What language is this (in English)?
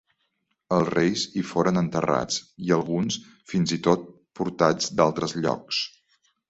Catalan